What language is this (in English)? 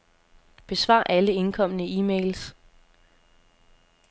Danish